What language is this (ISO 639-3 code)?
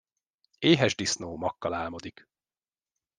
hun